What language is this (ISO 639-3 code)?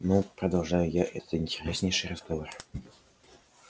rus